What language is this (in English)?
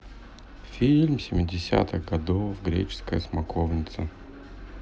Russian